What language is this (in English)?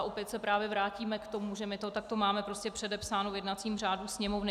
Czech